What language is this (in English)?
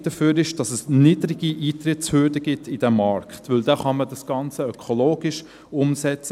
Swiss German